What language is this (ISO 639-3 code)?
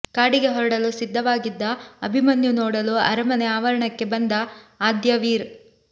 kan